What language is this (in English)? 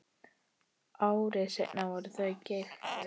Icelandic